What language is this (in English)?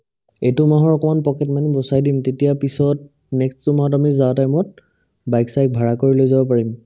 Assamese